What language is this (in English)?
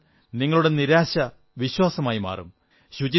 Malayalam